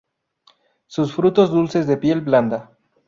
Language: Spanish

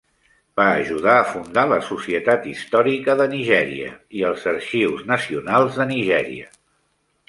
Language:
Catalan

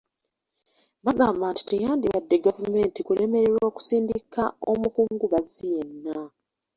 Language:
Ganda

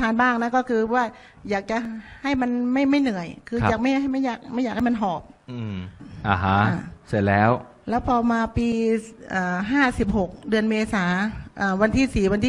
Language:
Thai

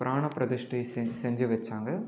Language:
Tamil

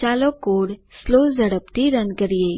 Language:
Gujarati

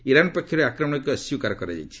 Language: Odia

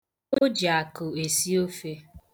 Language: Igbo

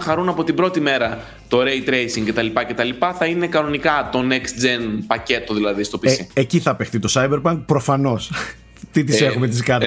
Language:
Greek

